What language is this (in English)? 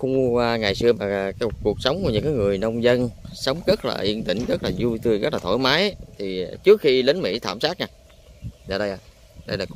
Vietnamese